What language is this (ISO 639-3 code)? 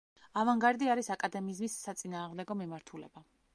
kat